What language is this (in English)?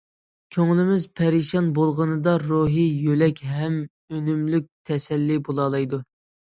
Uyghur